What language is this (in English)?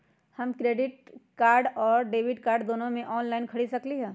Magahi